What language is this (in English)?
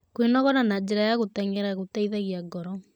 Kikuyu